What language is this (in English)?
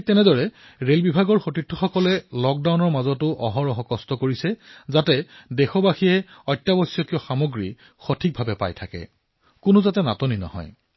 Assamese